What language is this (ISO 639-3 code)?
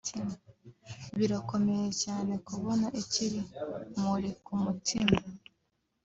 kin